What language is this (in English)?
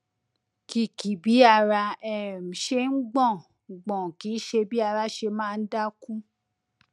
Yoruba